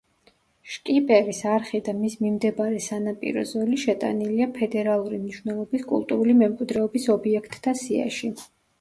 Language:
Georgian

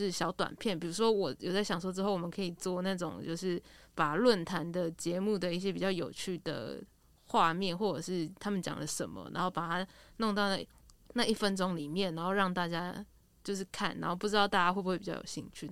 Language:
Chinese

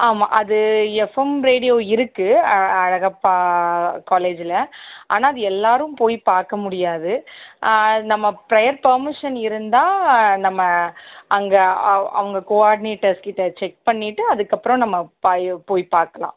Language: Tamil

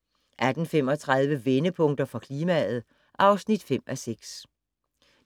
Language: Danish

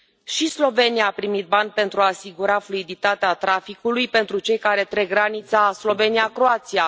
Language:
Romanian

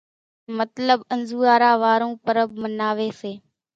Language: Kachi Koli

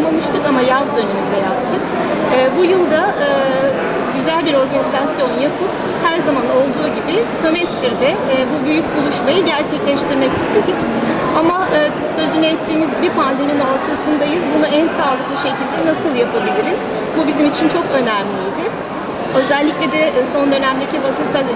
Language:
Turkish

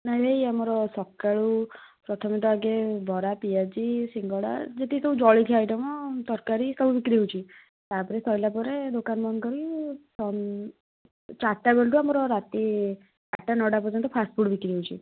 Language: Odia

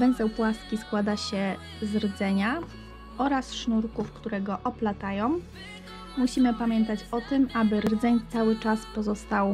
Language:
Polish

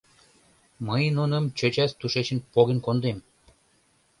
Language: Mari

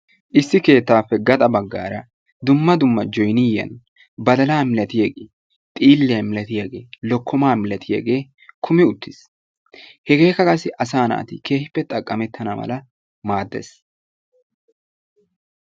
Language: Wolaytta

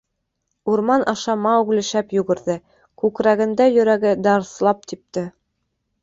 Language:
Bashkir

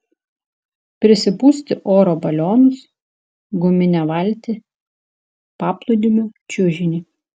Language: Lithuanian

